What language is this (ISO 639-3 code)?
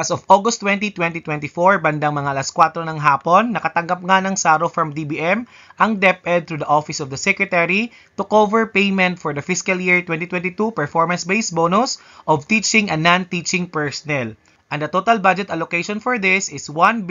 fil